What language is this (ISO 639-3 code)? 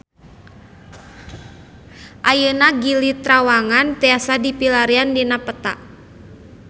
sun